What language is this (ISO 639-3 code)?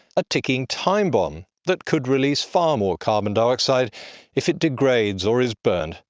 eng